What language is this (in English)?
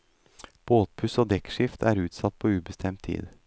Norwegian